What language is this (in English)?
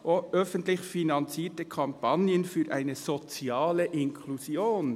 Swiss German